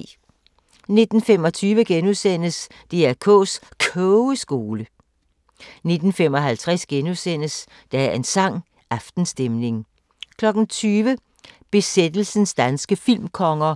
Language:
Danish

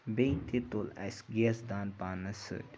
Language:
Kashmiri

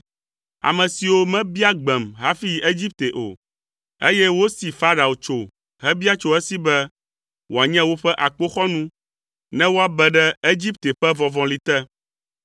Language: Ewe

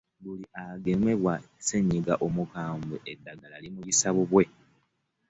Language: Ganda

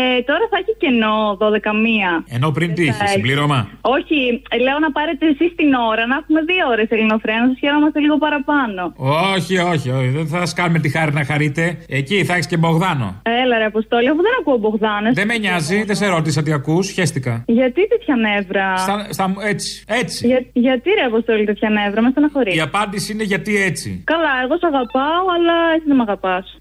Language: Greek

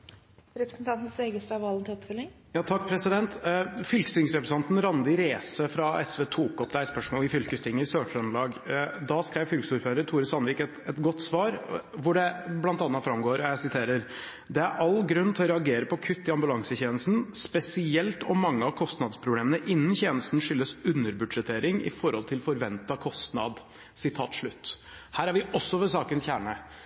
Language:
Norwegian Bokmål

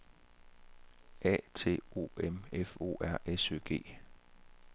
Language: Danish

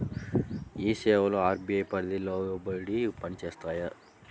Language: Telugu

